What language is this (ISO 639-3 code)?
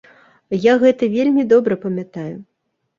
bel